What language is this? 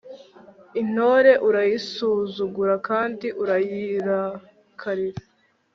Kinyarwanda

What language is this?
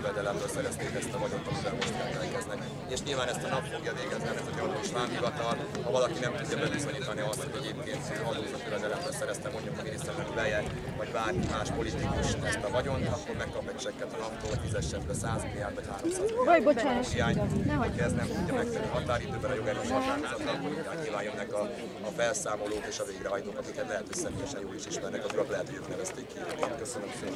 Hungarian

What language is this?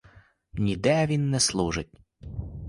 Ukrainian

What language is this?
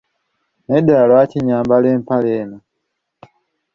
Ganda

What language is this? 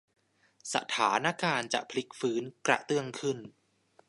Thai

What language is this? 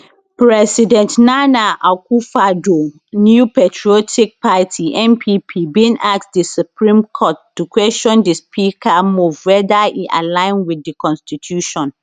Nigerian Pidgin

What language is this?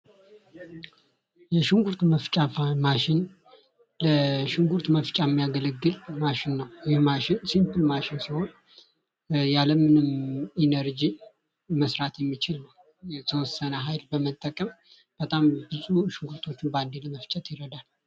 Amharic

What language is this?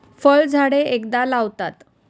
Marathi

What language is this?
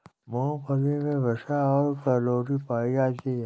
Hindi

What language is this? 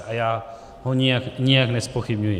Czech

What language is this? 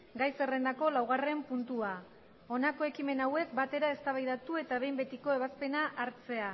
Basque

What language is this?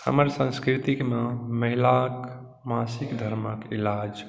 Maithili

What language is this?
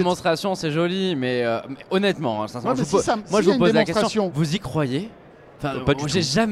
French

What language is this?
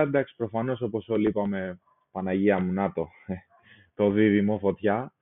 Greek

